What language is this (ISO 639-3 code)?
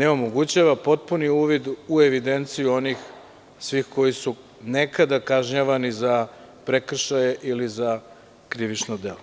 srp